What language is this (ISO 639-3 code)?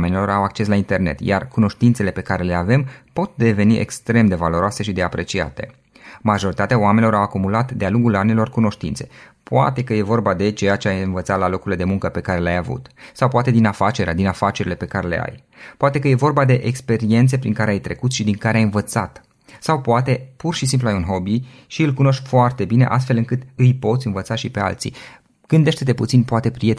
ron